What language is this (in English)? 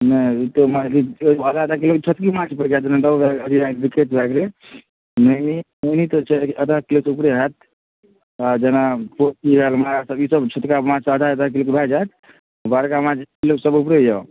Maithili